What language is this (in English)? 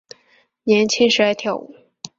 Chinese